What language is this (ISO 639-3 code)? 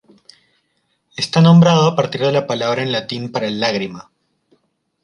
spa